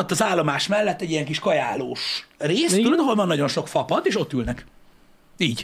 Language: Hungarian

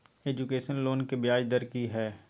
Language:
Maithili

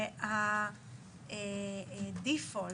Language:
Hebrew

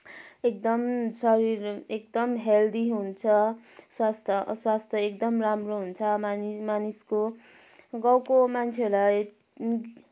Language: Nepali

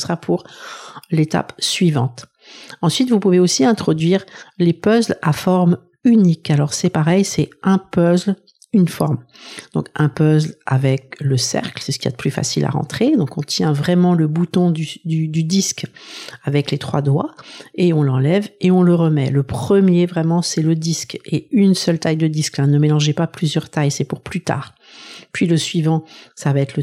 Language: French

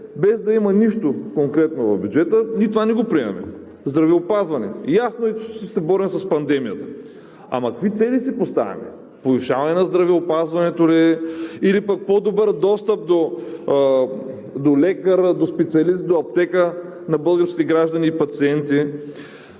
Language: Bulgarian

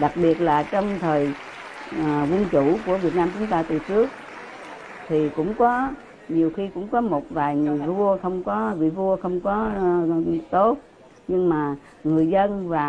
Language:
Vietnamese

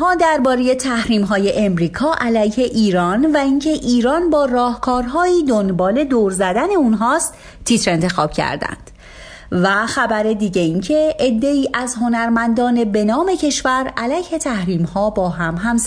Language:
Persian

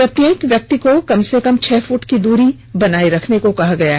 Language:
Hindi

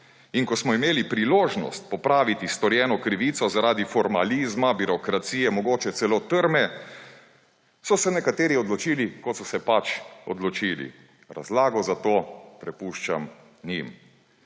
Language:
Slovenian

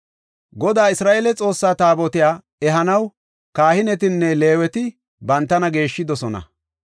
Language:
Gofa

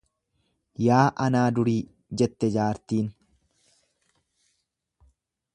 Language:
Oromo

